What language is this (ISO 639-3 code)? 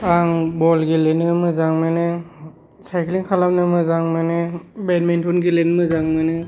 brx